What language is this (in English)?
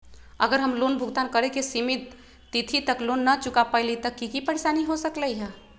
Magahi